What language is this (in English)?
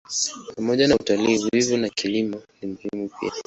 Swahili